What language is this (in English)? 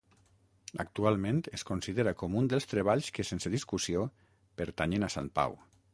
Catalan